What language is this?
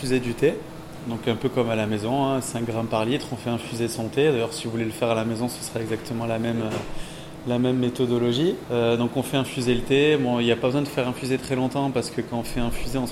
French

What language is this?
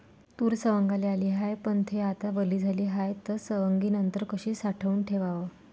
Marathi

